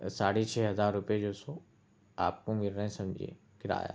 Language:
Urdu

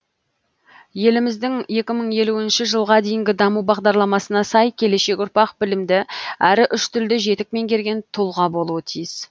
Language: Kazakh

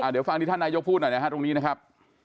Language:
Thai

